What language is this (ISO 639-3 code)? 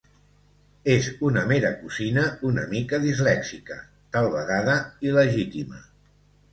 cat